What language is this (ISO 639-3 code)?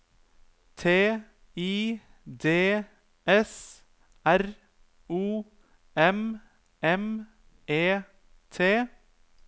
nor